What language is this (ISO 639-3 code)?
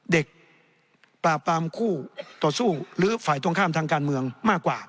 tha